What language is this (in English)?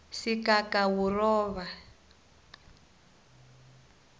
South Ndebele